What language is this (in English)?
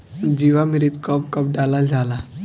Bhojpuri